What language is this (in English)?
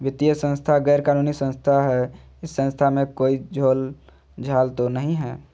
Magahi